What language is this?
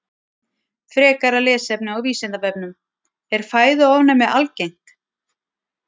Icelandic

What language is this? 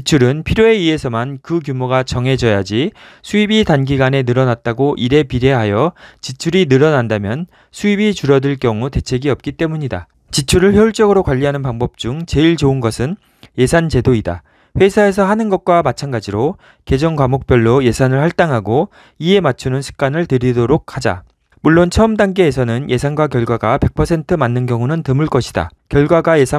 Korean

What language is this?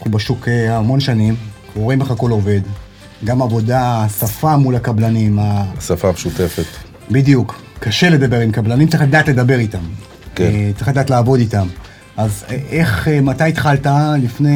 Hebrew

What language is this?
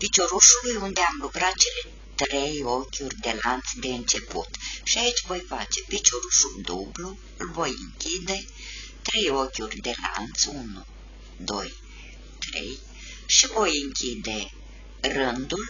Romanian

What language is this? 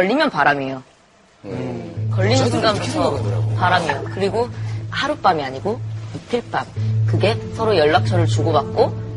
Korean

